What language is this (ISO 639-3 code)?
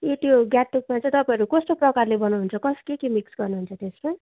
nep